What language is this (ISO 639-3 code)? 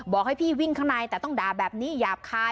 tha